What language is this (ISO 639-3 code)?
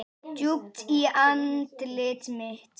isl